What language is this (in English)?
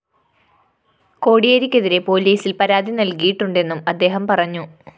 Malayalam